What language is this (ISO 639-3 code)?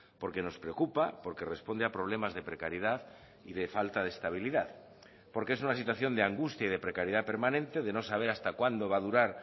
spa